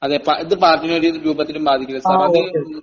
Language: Malayalam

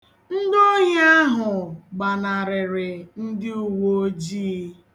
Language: Igbo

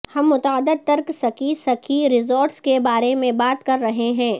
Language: Urdu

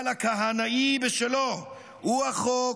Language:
Hebrew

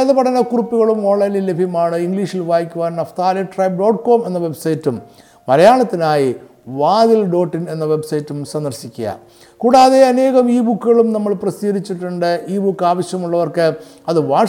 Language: Malayalam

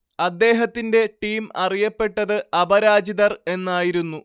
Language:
Malayalam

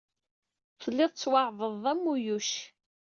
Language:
Kabyle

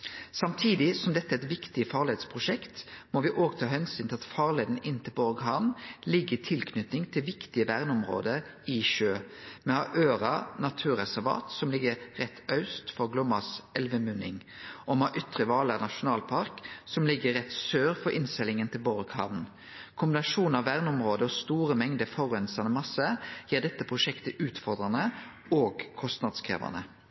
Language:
Norwegian Nynorsk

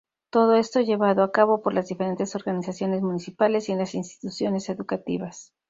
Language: Spanish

